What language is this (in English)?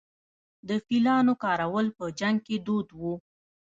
Pashto